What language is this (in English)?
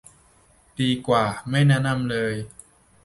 Thai